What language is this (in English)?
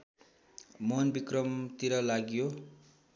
Nepali